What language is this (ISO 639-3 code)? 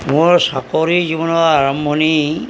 asm